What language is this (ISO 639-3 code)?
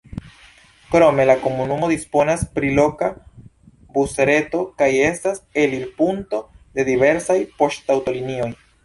epo